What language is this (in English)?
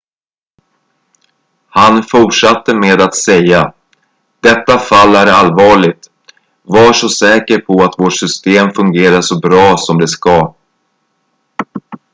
Swedish